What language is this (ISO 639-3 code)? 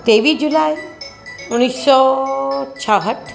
snd